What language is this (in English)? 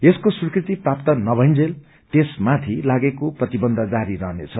Nepali